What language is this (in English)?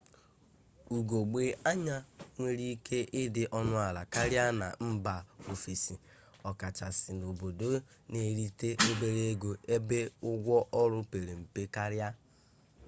Igbo